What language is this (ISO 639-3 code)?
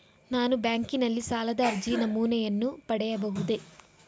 kan